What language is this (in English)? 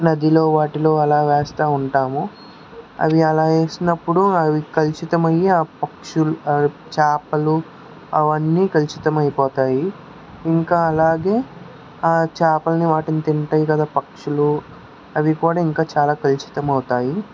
Telugu